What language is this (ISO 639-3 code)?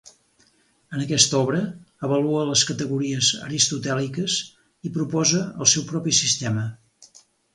cat